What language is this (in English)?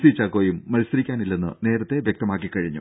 Malayalam